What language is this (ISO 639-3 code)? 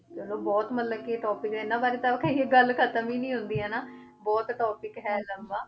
pan